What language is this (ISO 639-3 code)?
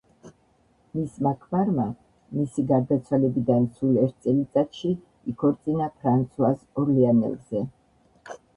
kat